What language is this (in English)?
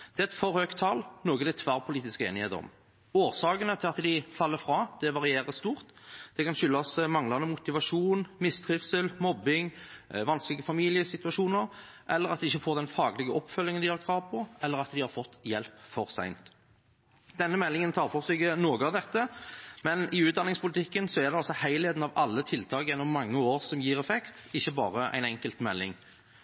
Norwegian Bokmål